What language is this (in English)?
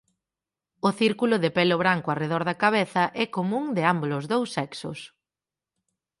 Galician